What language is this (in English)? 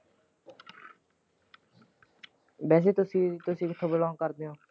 Punjabi